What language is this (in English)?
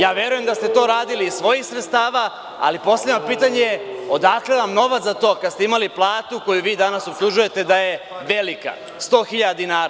Serbian